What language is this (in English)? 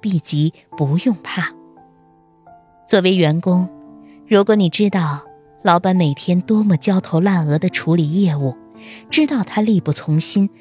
Chinese